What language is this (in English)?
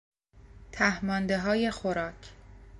Persian